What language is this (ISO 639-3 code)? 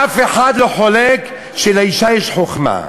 heb